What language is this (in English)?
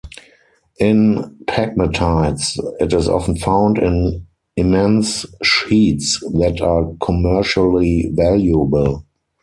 English